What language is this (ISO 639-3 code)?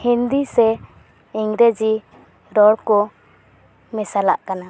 sat